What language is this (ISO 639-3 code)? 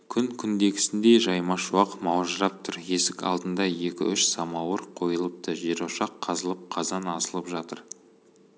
kaz